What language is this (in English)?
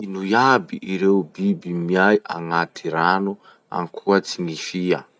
Masikoro Malagasy